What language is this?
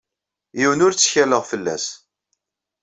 Kabyle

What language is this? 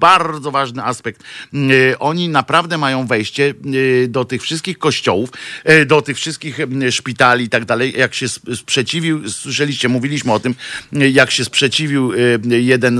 Polish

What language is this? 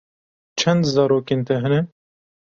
Kurdish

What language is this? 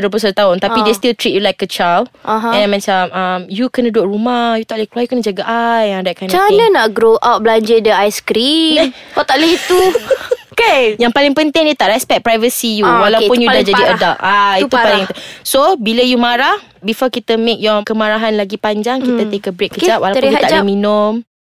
Malay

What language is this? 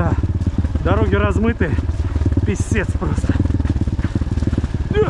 Russian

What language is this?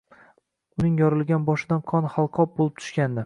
Uzbek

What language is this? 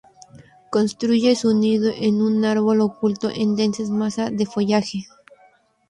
Spanish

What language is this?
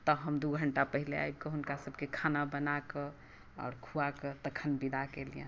Maithili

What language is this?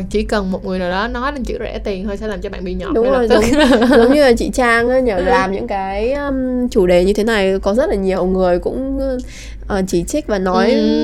Vietnamese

